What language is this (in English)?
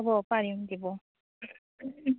Assamese